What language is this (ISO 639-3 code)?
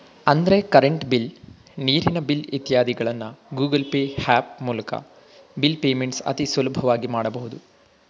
kan